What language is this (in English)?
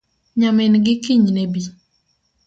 Luo (Kenya and Tanzania)